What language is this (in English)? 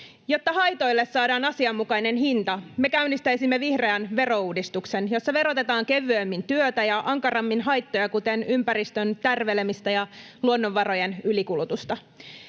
Finnish